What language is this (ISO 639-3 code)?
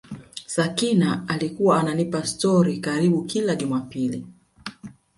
swa